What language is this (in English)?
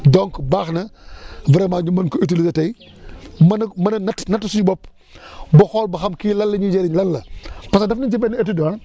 Wolof